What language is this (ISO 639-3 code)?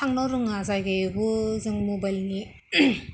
brx